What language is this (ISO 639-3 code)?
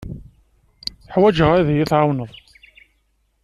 kab